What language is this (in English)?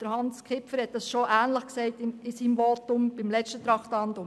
Swiss German